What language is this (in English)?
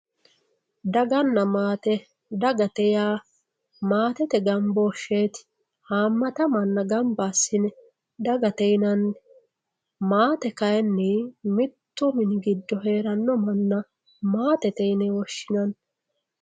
Sidamo